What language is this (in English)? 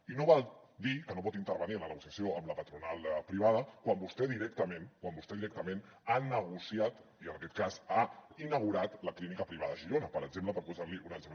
Catalan